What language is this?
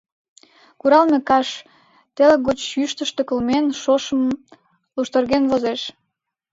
Mari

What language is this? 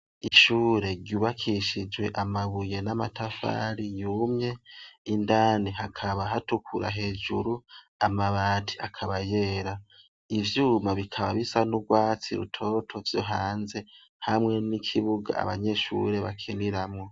Rundi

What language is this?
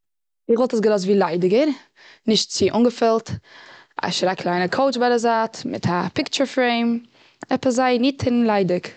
Yiddish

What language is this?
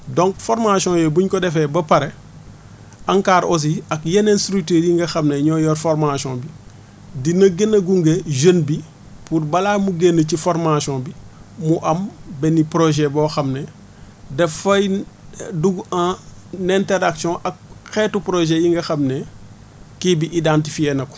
Wolof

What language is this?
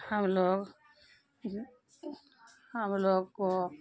Urdu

